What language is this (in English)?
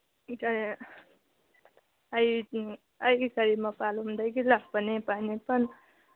Manipuri